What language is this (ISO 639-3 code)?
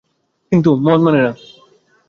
ben